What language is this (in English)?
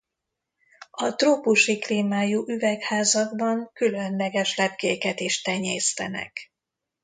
Hungarian